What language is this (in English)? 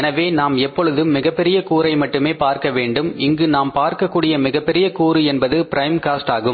Tamil